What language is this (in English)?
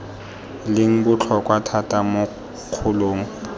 Tswana